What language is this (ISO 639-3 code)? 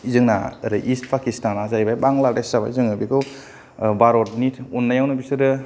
brx